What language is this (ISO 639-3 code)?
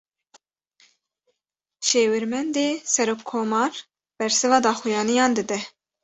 kur